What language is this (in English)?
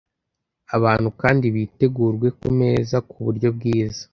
Kinyarwanda